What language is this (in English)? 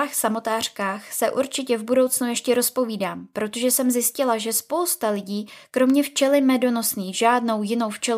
Czech